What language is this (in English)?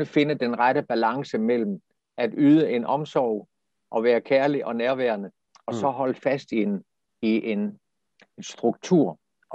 Danish